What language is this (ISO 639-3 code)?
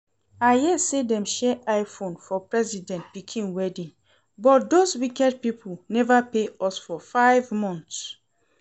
pcm